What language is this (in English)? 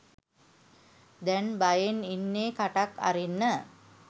Sinhala